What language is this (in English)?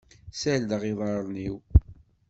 Kabyle